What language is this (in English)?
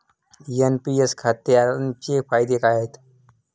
Marathi